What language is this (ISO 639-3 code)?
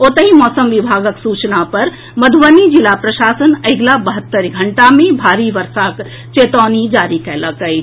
mai